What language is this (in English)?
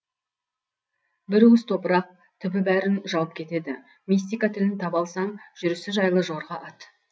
Kazakh